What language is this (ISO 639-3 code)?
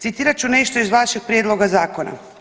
hrv